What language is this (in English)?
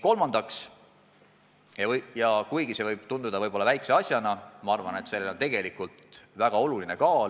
Estonian